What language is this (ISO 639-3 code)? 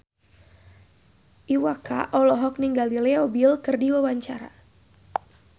sun